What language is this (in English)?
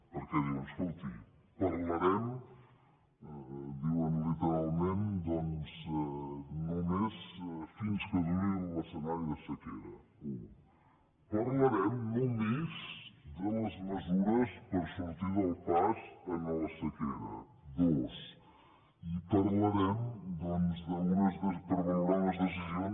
Catalan